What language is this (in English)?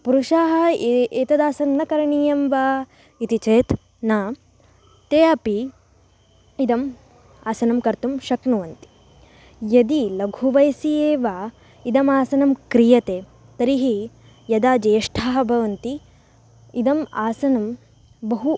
Sanskrit